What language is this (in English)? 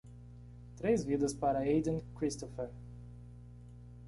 Portuguese